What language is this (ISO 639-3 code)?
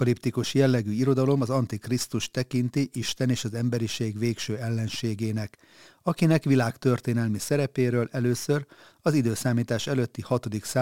hun